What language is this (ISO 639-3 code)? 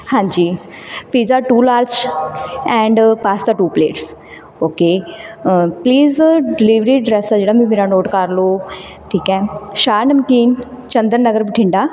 pan